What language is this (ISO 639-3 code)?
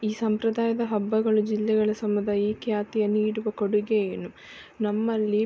kan